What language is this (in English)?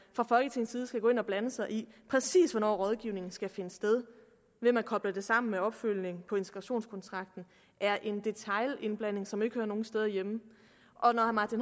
Danish